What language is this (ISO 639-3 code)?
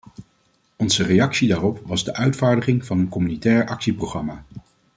nld